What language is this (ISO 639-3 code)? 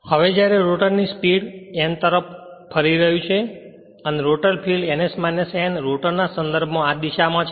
guj